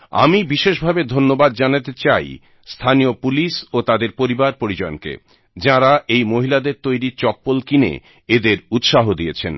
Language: Bangla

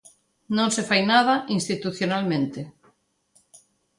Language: Galician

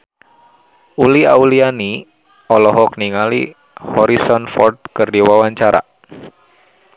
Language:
Sundanese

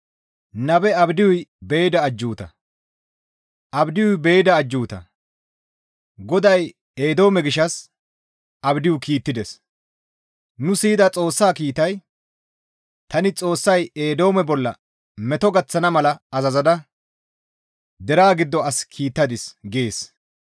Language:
Gamo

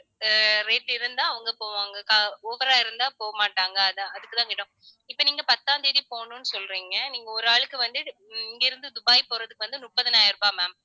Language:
Tamil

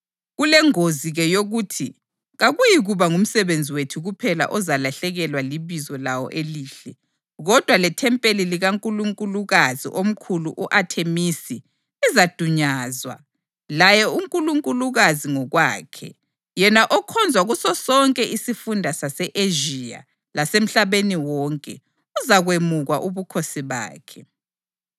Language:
North Ndebele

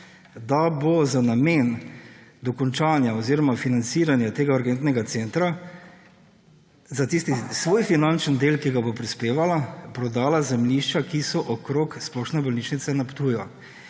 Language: Slovenian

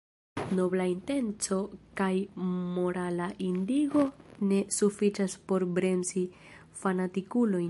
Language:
Esperanto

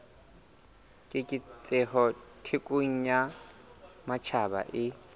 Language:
Southern Sotho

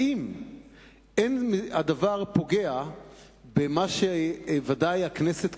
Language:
Hebrew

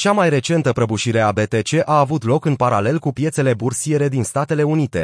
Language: Romanian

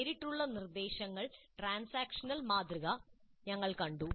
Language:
Malayalam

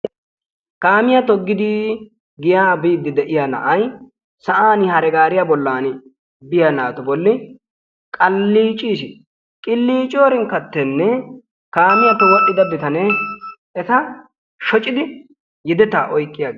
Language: Wolaytta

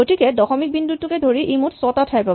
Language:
Assamese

